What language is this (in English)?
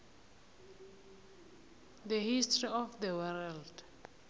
South Ndebele